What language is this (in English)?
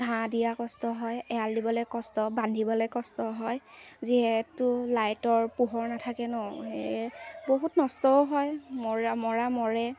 Assamese